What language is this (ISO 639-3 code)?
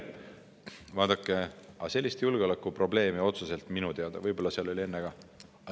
est